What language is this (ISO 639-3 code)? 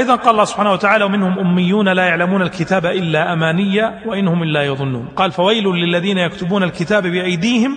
ara